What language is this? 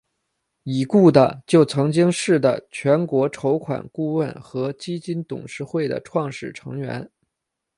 Chinese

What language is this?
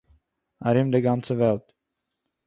Yiddish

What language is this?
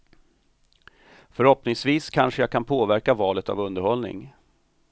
Swedish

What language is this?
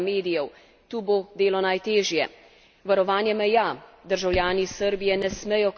Slovenian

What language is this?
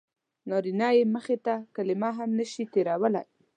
Pashto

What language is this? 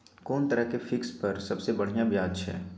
Maithili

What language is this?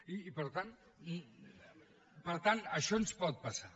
Catalan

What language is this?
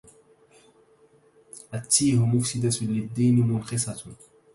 Arabic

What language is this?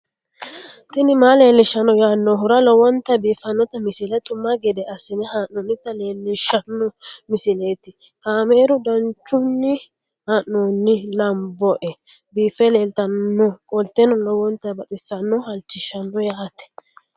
Sidamo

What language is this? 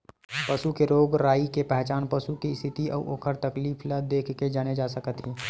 Chhattisgarhi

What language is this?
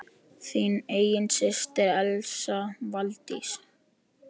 Icelandic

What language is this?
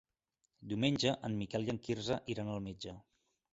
Catalan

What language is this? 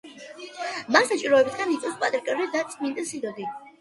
Georgian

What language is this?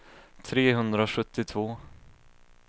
Swedish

